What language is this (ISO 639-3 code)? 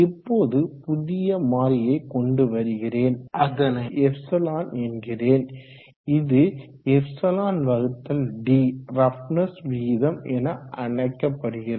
tam